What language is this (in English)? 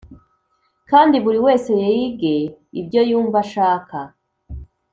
Kinyarwanda